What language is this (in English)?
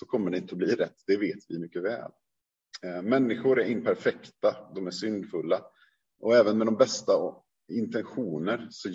Swedish